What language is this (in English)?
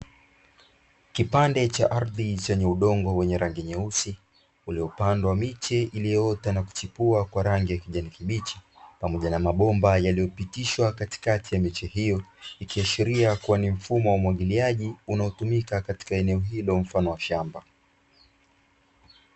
Swahili